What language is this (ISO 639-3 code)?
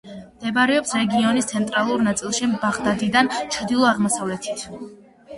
kat